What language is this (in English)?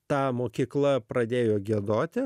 Lithuanian